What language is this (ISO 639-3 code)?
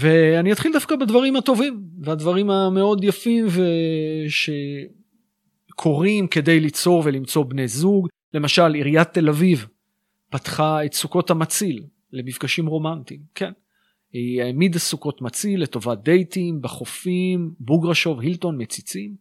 heb